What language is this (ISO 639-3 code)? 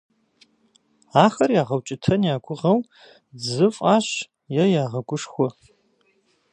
kbd